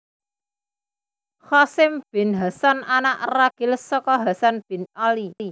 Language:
Javanese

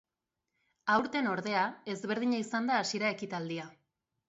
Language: Basque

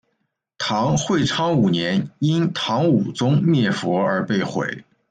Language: Chinese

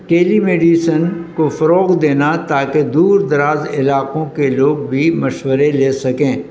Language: Urdu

